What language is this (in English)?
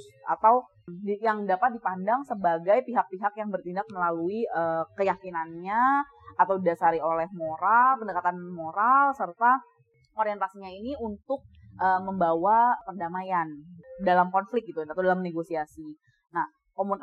Indonesian